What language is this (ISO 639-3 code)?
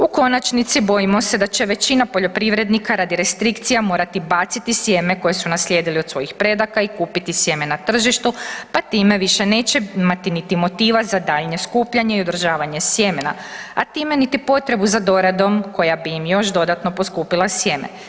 hrv